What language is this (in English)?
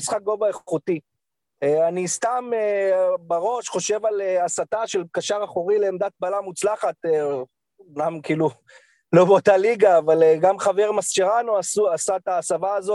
Hebrew